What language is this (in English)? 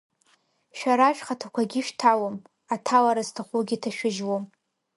Abkhazian